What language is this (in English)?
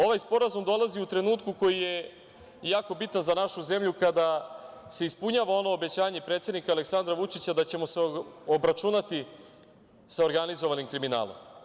Serbian